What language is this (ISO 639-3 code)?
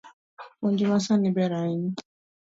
luo